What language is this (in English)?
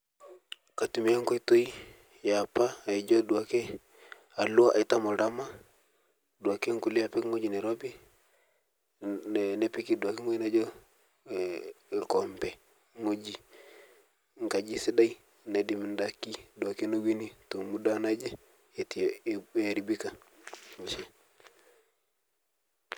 Masai